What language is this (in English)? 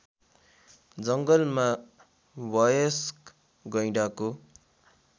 Nepali